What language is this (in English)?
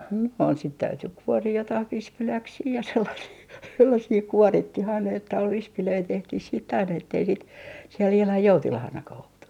Finnish